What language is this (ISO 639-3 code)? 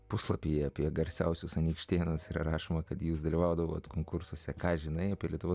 lit